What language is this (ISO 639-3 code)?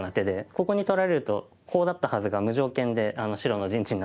jpn